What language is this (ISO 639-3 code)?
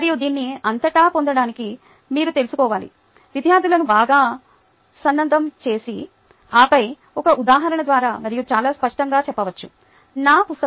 tel